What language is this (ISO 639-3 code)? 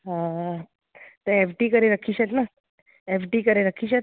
snd